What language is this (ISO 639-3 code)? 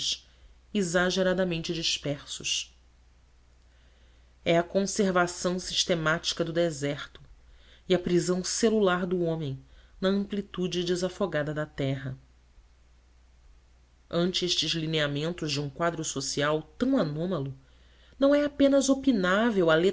por